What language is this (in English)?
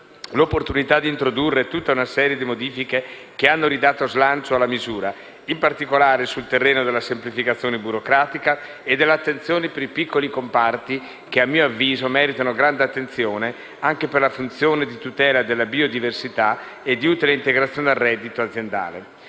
Italian